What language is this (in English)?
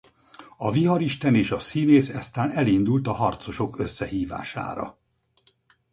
Hungarian